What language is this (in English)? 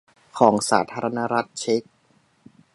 Thai